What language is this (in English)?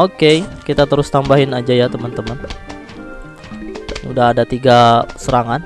Indonesian